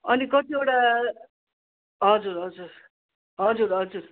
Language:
Nepali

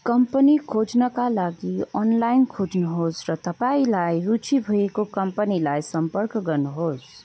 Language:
Nepali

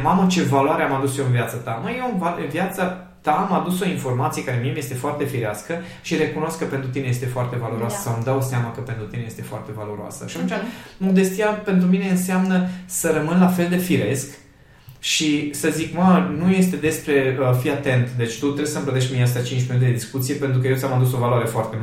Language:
Romanian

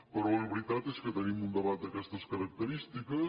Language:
Catalan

